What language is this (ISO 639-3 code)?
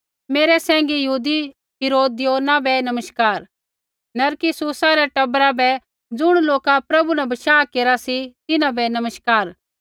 kfx